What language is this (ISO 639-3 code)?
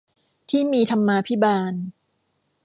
tha